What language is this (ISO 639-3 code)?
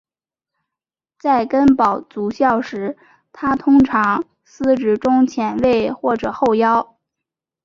zho